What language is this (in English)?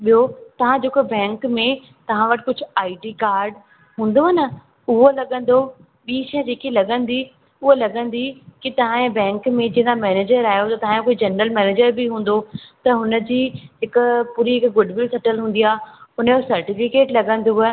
Sindhi